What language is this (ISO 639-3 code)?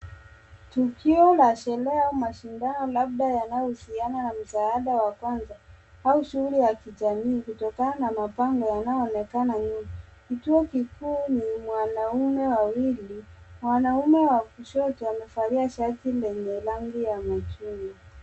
swa